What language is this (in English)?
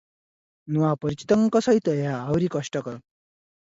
Odia